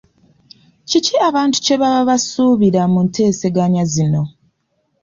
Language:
Ganda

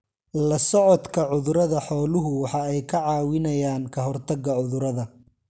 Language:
Somali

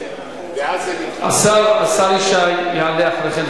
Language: Hebrew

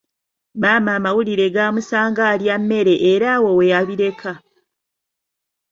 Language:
Ganda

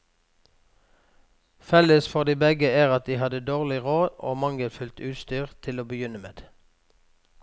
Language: Norwegian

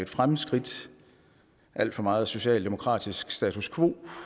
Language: Danish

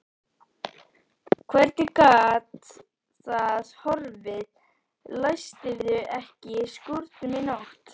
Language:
Icelandic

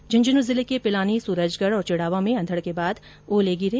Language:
Hindi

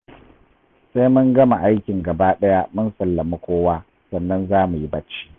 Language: Hausa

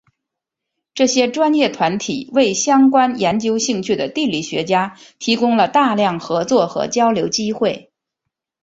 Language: Chinese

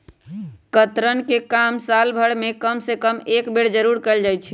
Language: Magahi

